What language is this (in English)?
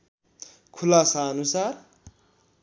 Nepali